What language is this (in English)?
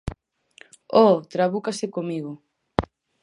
Galician